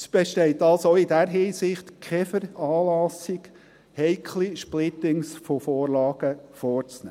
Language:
Swiss German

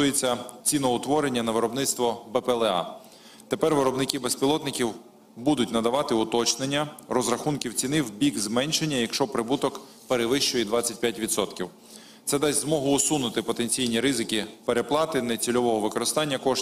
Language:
Ukrainian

